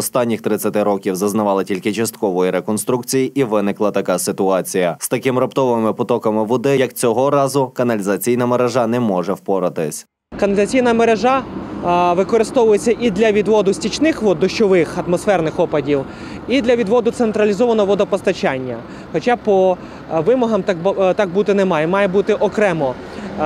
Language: Ukrainian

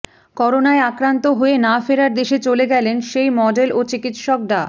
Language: Bangla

